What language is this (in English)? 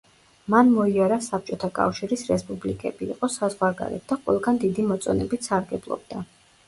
Georgian